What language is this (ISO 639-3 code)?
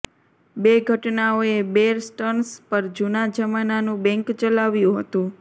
guj